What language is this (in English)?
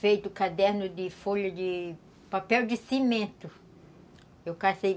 Portuguese